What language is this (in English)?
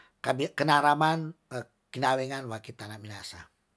Tondano